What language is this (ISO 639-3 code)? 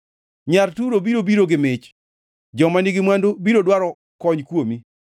luo